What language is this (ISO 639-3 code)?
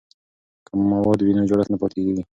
pus